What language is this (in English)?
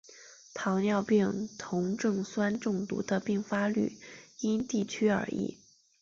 Chinese